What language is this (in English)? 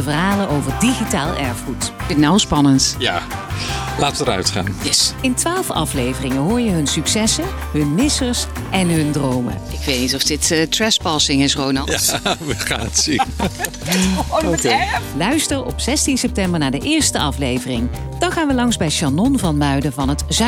Dutch